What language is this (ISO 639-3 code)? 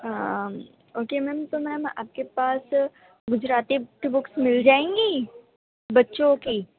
urd